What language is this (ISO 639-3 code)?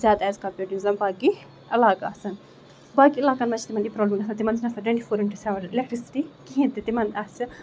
kas